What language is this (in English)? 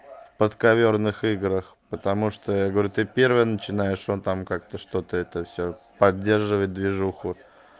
Russian